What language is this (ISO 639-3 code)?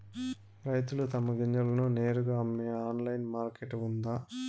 tel